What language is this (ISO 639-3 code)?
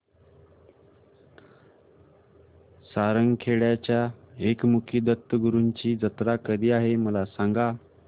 mar